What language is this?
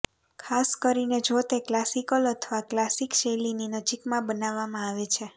Gujarati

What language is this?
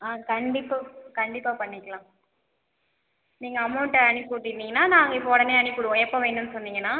Tamil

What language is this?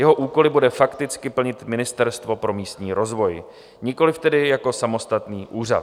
Czech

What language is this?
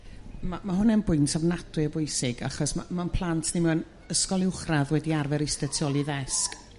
Welsh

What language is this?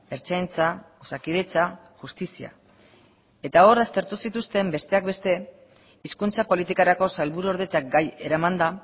Basque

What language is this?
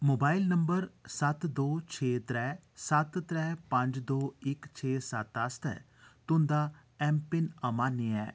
Dogri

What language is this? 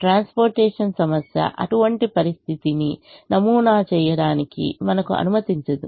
Telugu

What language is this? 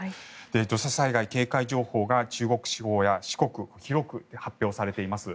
Japanese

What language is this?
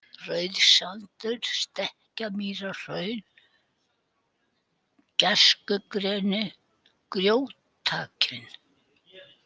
Icelandic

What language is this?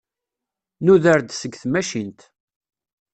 Kabyle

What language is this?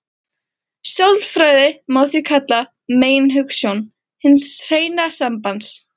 Icelandic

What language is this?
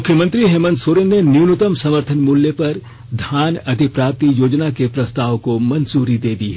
Hindi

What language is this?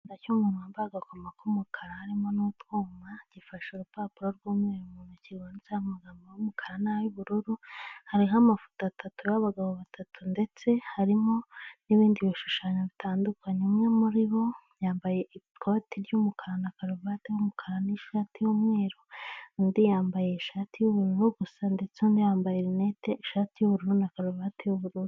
Kinyarwanda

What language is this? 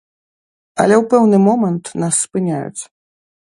Belarusian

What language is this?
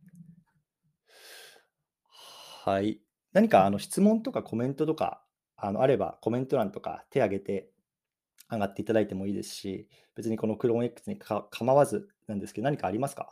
Japanese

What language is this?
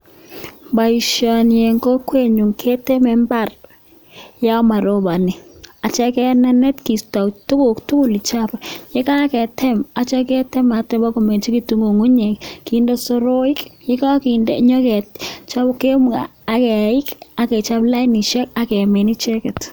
Kalenjin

